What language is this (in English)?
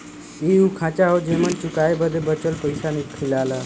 Bhojpuri